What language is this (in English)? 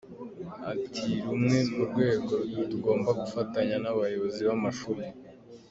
Kinyarwanda